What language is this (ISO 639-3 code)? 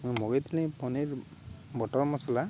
ori